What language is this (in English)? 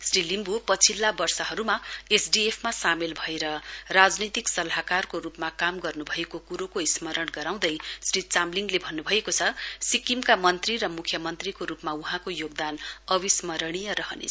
Nepali